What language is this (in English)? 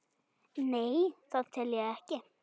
Icelandic